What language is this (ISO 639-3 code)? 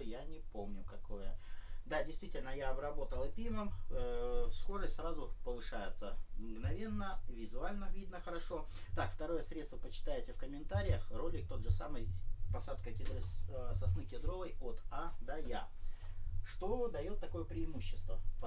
rus